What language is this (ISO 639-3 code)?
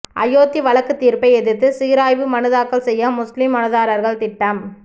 tam